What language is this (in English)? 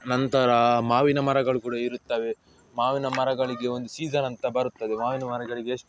Kannada